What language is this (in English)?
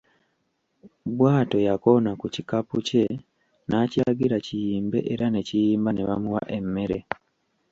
Ganda